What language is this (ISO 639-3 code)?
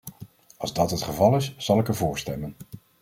nld